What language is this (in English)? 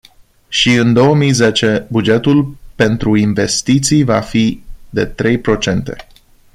Romanian